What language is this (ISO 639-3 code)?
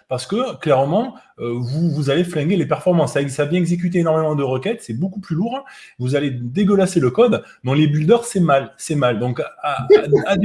fra